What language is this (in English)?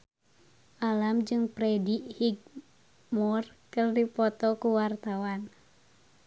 Sundanese